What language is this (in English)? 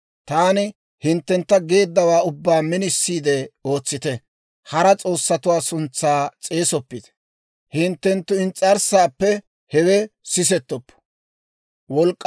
Dawro